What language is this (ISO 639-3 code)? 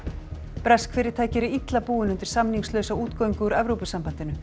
isl